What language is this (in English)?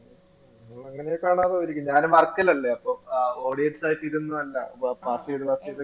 Malayalam